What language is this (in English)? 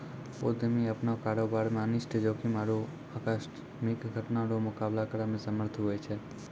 Maithili